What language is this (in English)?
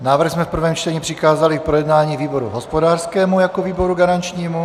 Czech